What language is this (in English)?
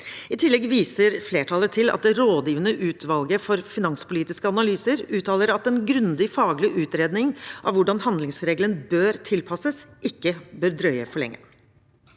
Norwegian